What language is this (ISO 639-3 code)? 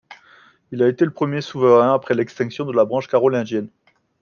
fra